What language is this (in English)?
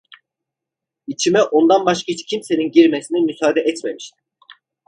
Turkish